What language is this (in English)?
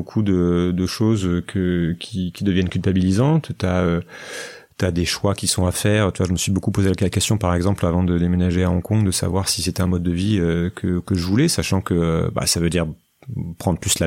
French